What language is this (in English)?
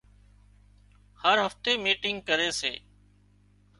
Wadiyara Koli